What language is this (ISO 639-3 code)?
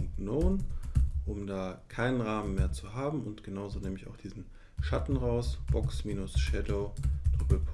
deu